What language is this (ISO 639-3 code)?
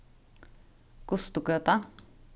fao